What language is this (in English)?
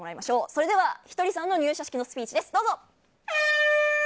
Japanese